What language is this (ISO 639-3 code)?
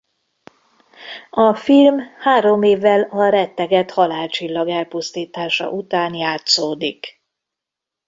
hun